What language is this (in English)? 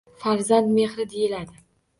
Uzbek